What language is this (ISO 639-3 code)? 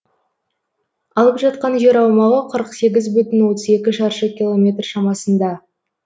kaz